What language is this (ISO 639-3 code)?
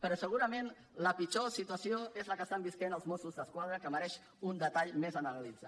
cat